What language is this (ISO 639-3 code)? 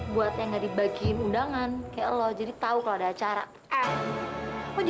ind